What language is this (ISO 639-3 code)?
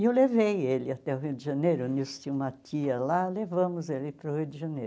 por